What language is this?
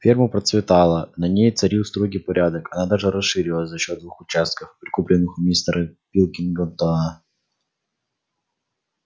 Russian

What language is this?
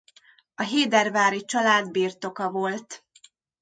Hungarian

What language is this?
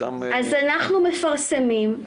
Hebrew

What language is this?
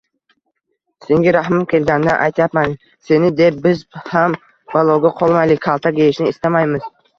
Uzbek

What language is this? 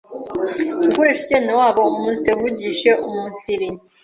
Kinyarwanda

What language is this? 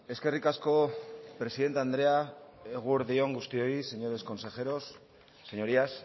Basque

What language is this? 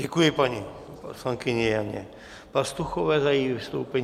Czech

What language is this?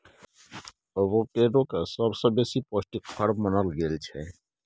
Maithili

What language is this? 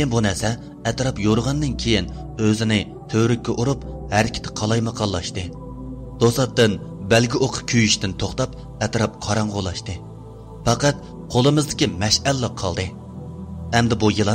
Turkish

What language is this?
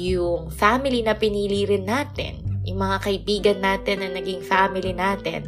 Filipino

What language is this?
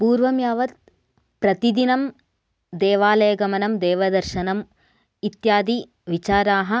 Sanskrit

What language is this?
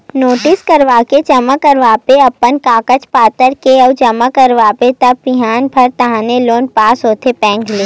Chhattisgarhi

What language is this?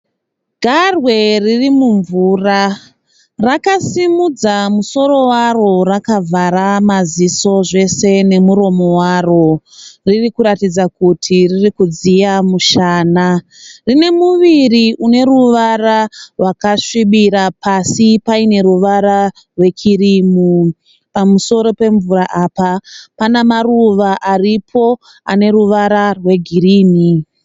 Shona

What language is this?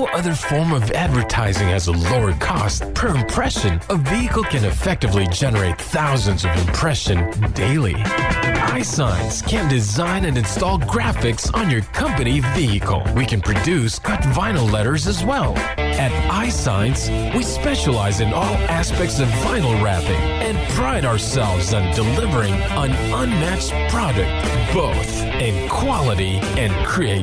Filipino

